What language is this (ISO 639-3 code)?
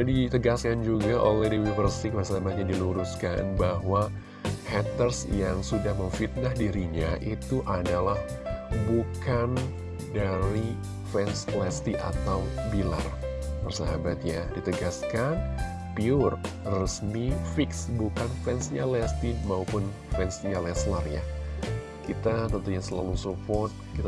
ind